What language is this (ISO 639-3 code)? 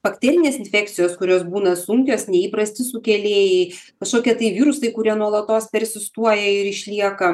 lit